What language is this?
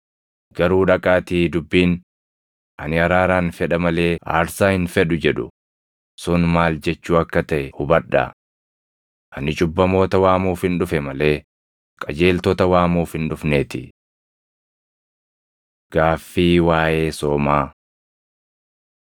Oromo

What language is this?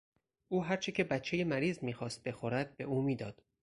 Persian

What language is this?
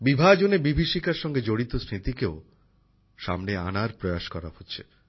Bangla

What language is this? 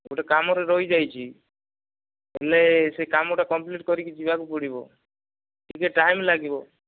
Odia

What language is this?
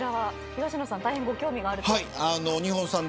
Japanese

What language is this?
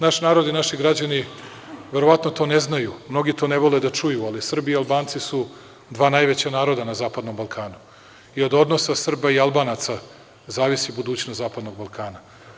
Serbian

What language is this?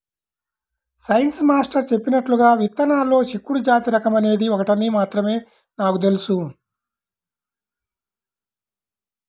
Telugu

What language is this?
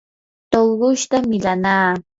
Yanahuanca Pasco Quechua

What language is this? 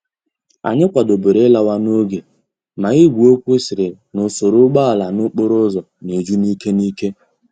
Igbo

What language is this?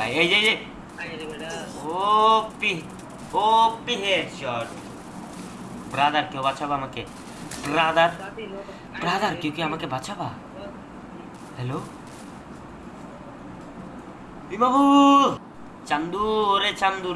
Indonesian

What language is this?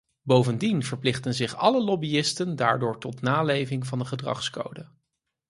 Dutch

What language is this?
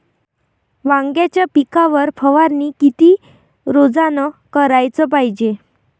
Marathi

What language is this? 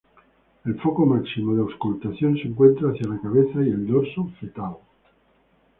Spanish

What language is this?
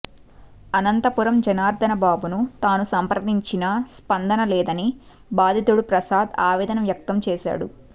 Telugu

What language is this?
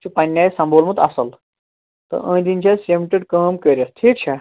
Kashmiri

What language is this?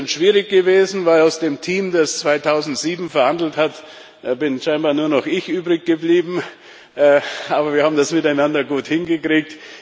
German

